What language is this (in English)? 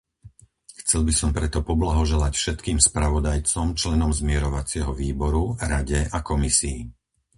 Slovak